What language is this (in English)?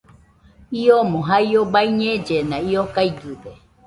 Nüpode Huitoto